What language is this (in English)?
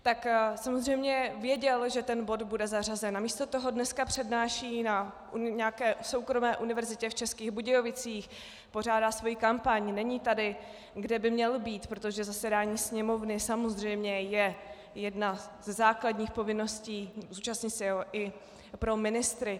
Czech